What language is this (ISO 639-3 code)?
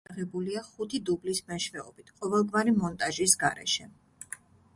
kat